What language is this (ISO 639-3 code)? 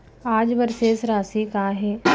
hne